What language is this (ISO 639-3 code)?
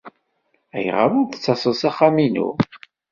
kab